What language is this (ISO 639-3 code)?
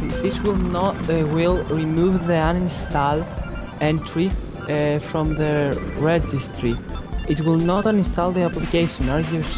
ell